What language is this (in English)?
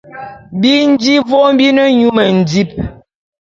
Bulu